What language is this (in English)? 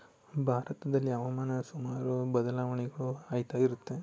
Kannada